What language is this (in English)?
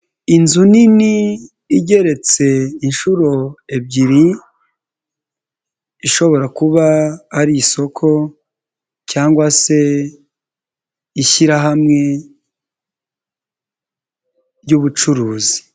Kinyarwanda